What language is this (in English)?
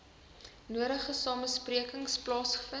Afrikaans